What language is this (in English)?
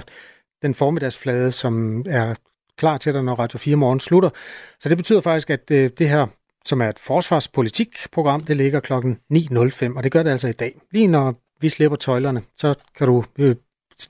Danish